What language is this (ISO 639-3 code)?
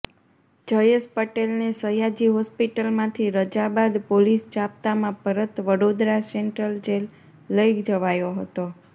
guj